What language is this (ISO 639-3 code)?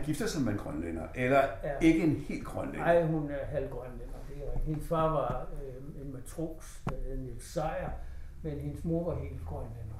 dan